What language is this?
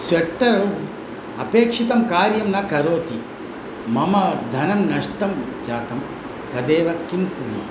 Sanskrit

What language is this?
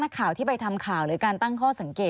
Thai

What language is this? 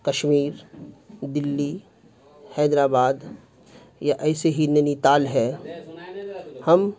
Urdu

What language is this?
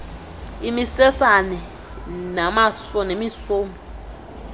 Xhosa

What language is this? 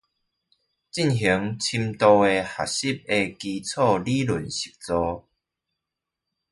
Chinese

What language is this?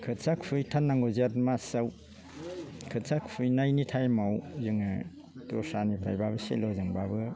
Bodo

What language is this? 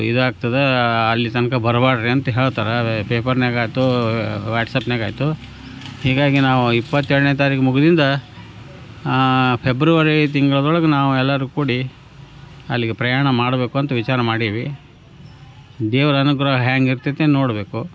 Kannada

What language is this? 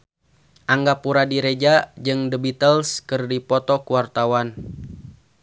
Sundanese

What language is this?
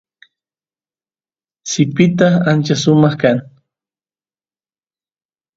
Santiago del Estero Quichua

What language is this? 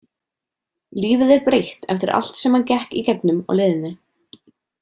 Icelandic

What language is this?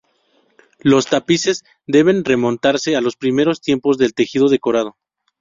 Spanish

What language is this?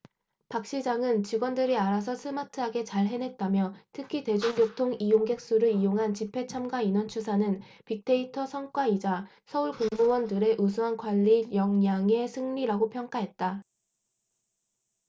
Korean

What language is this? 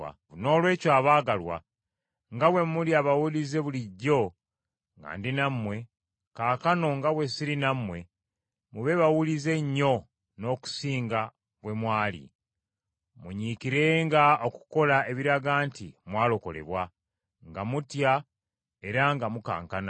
Ganda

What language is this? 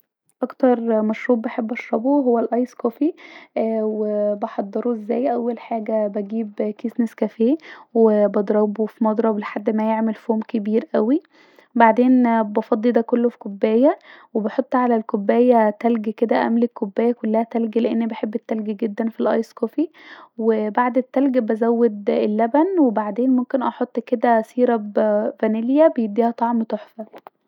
Egyptian Arabic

